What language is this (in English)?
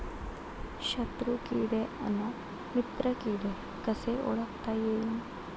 Marathi